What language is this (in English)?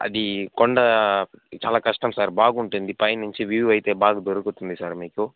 Telugu